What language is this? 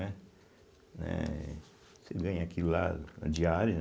Portuguese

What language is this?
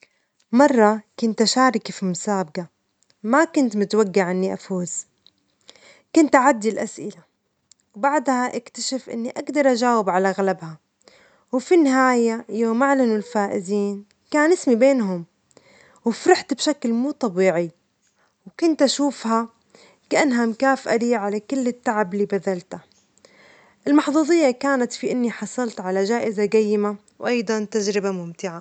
Omani Arabic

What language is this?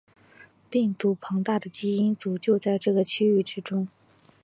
Chinese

